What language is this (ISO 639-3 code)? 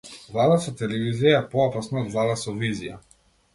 mkd